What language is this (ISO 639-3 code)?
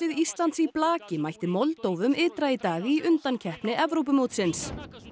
isl